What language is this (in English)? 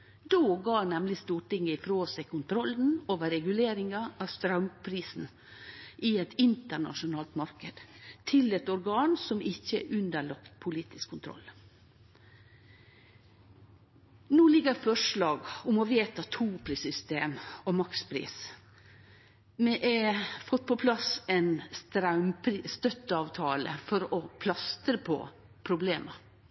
Norwegian Nynorsk